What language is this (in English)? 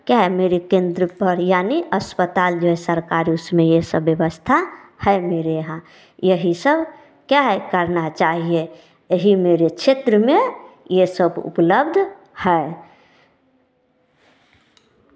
Hindi